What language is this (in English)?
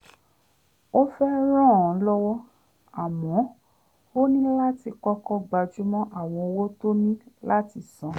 Yoruba